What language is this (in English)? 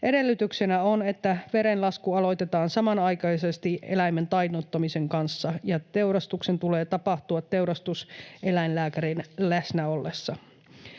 Finnish